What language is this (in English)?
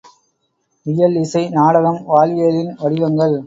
Tamil